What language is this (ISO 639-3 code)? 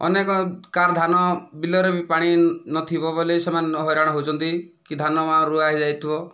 ori